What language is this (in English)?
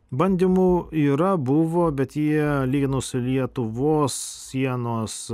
Lithuanian